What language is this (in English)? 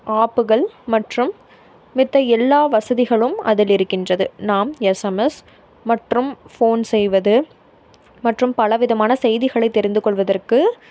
Tamil